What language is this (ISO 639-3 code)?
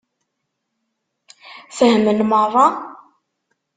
kab